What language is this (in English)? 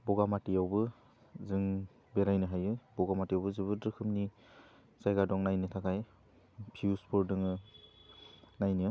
Bodo